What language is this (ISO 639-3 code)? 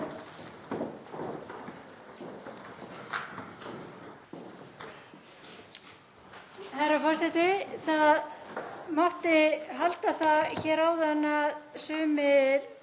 isl